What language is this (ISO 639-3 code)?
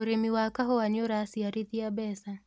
kik